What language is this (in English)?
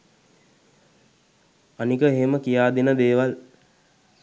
Sinhala